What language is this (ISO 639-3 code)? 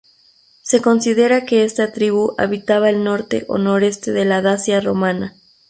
spa